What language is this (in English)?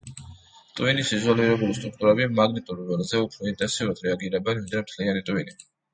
Georgian